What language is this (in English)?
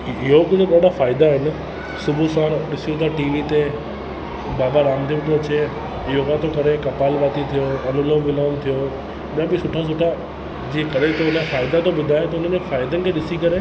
Sindhi